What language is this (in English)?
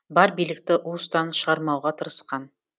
Kazakh